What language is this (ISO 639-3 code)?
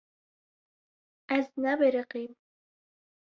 kur